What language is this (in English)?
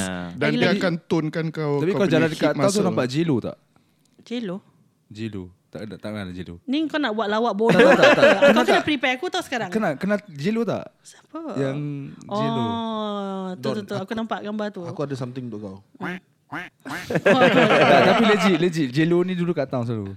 Malay